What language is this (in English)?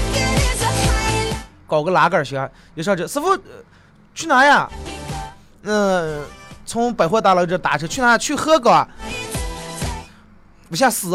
Chinese